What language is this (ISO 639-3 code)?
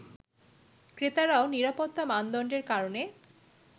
ben